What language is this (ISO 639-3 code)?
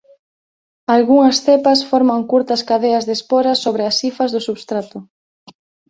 glg